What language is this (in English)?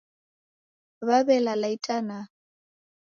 Taita